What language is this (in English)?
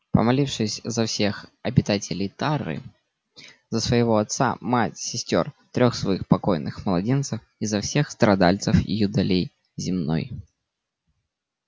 Russian